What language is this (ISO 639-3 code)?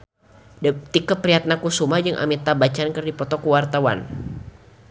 sun